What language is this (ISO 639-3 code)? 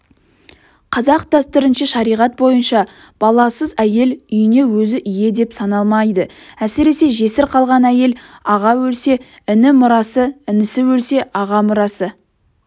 kaz